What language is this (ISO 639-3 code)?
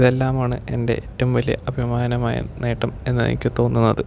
mal